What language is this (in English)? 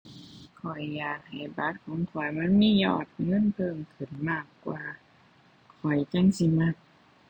Thai